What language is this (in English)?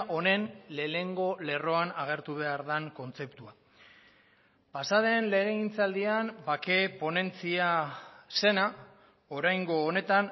Basque